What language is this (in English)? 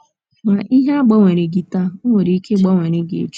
Igbo